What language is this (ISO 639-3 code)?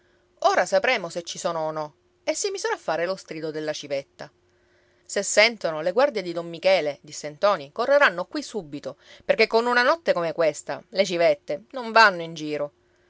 ita